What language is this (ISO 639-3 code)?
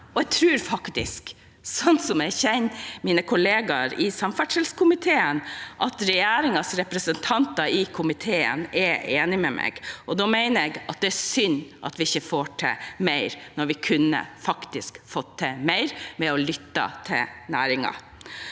nor